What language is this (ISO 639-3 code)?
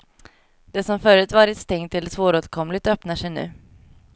swe